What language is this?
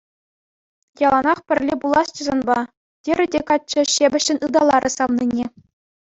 Chuvash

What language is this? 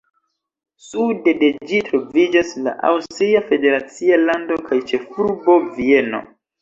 Esperanto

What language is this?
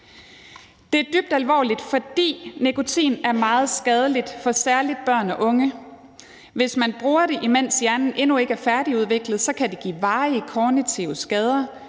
Danish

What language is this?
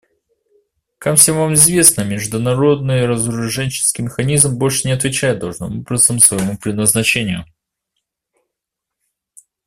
Russian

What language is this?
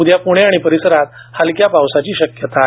Marathi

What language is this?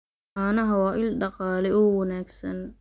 Somali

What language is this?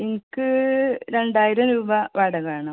Malayalam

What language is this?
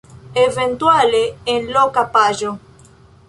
Esperanto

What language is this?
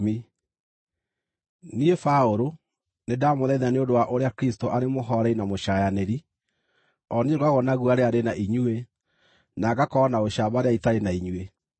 Kikuyu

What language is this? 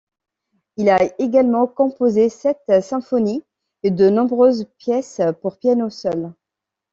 French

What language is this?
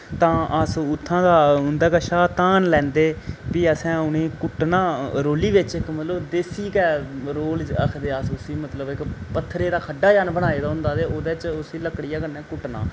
Dogri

